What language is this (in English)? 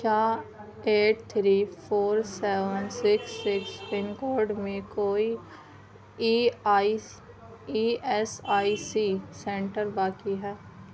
Urdu